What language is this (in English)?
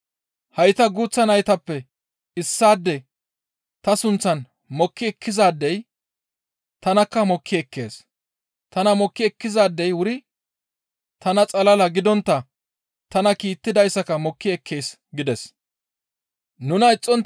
Gamo